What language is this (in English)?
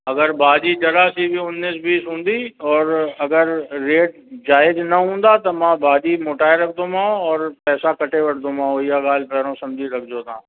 Sindhi